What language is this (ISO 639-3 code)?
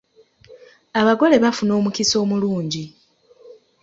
lug